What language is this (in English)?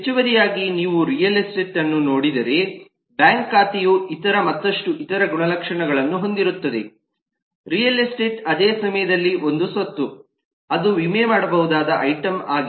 Kannada